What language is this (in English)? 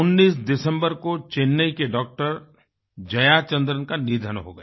Hindi